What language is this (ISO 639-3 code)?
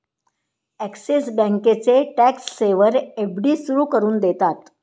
mar